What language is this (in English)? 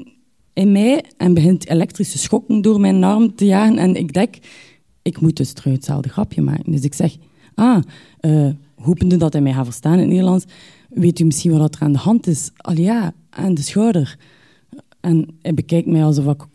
Dutch